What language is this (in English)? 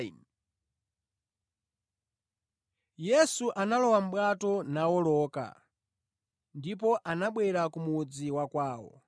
Nyanja